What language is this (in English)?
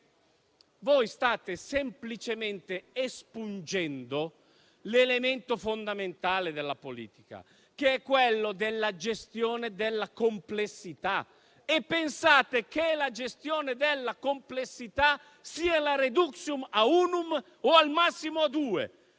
Italian